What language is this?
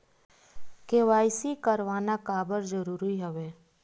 Chhattisgarhi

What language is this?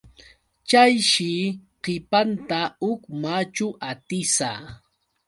Yauyos Quechua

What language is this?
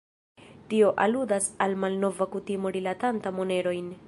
Esperanto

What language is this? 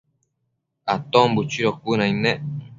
Matsés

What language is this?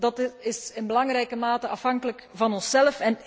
Dutch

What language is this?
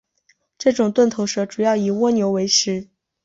Chinese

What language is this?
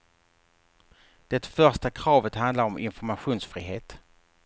Swedish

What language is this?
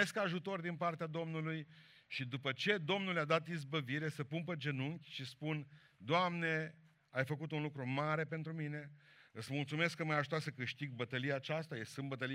Romanian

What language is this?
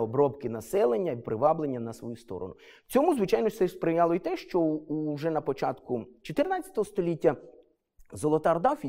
Ukrainian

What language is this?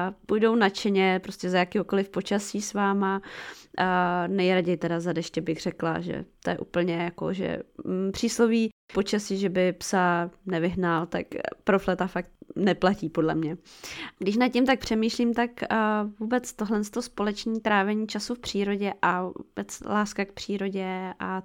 Czech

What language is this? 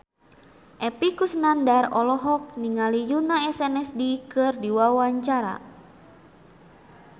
Sundanese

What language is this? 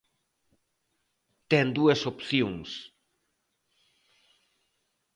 Galician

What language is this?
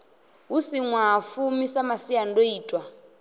Venda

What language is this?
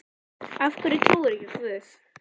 Icelandic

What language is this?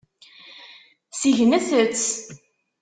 Kabyle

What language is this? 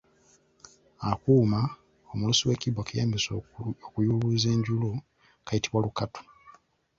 Ganda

